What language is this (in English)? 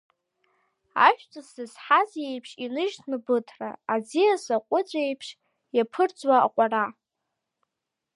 Abkhazian